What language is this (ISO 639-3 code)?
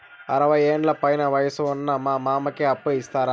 tel